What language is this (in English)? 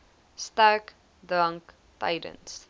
Afrikaans